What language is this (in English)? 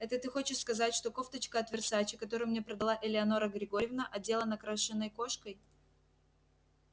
Russian